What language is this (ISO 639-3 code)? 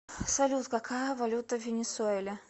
rus